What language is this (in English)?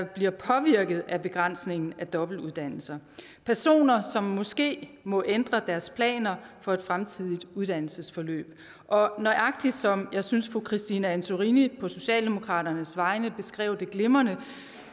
Danish